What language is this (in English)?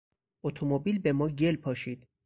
Persian